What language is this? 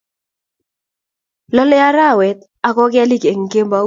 Kalenjin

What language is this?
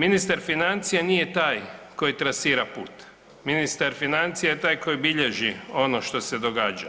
Croatian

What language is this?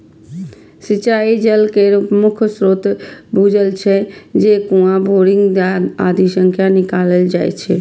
Maithili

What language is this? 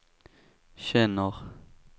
Swedish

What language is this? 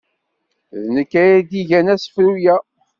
Kabyle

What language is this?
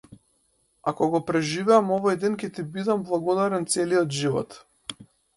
Macedonian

